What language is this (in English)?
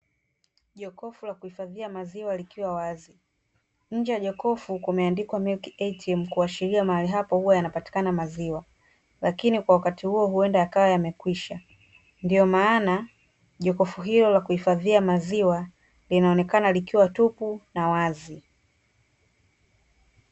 Swahili